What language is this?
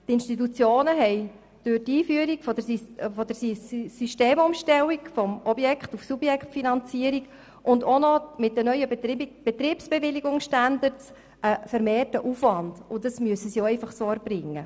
Swiss German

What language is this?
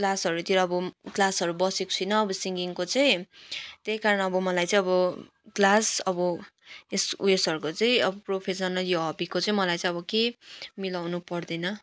Nepali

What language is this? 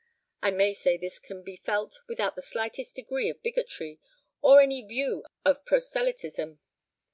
English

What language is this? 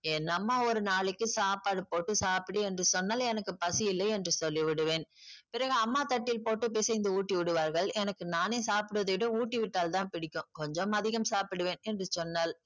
Tamil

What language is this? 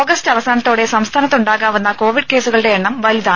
Malayalam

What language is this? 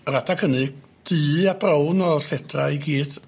Welsh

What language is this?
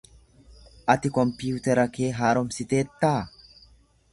Oromo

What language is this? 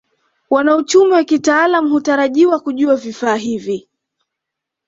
Swahili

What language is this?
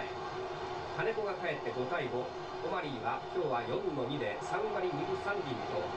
Japanese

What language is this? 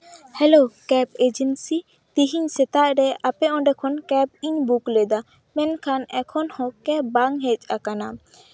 Santali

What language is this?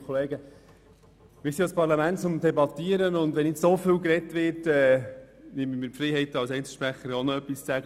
Swiss German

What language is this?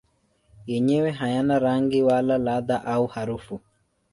Swahili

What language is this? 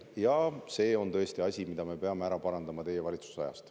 Estonian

